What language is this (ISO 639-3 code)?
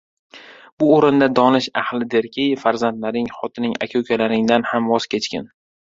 uzb